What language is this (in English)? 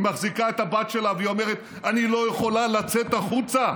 Hebrew